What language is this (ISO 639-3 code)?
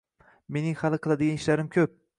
uzb